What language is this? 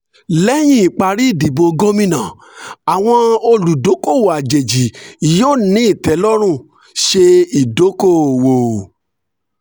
Yoruba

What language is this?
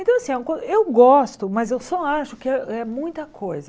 Portuguese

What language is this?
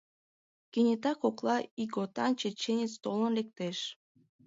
Mari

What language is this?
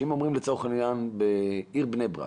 Hebrew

